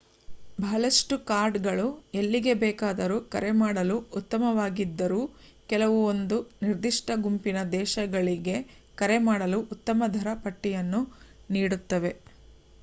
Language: Kannada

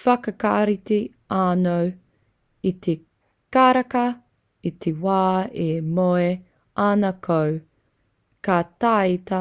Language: Māori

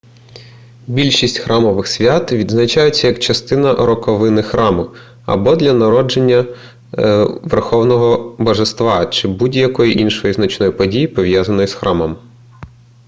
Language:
Ukrainian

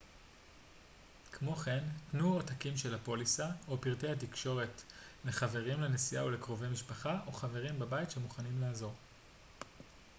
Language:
Hebrew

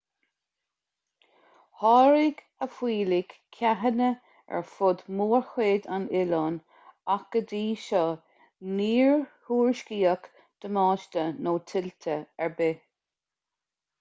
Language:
Irish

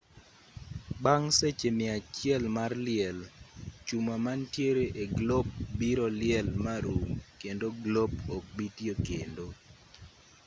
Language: Luo (Kenya and Tanzania)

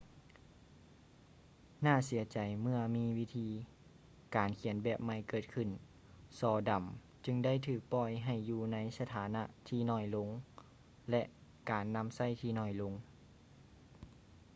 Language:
Lao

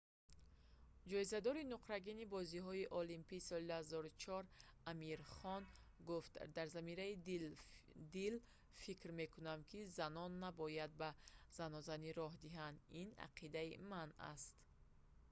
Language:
Tajik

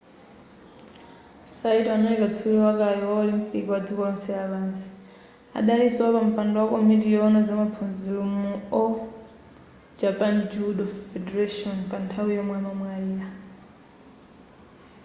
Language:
Nyanja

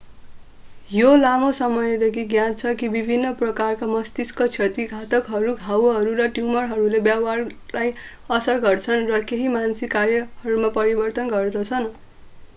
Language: Nepali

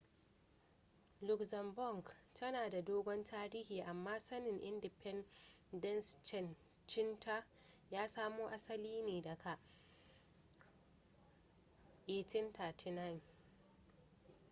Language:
Hausa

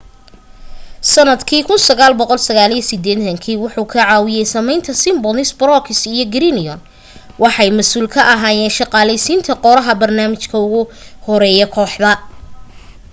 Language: Somali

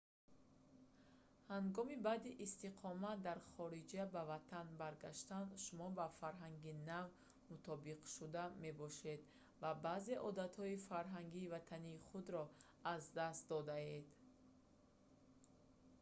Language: Tajik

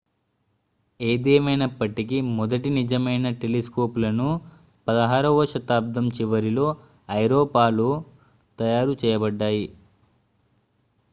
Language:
Telugu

